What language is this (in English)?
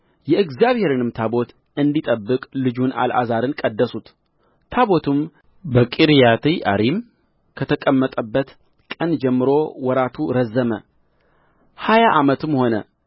Amharic